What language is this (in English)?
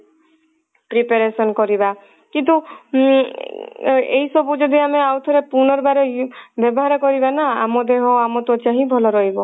Odia